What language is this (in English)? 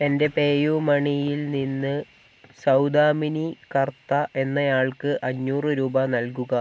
Malayalam